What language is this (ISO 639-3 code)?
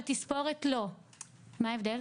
heb